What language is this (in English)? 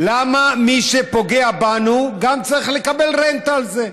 Hebrew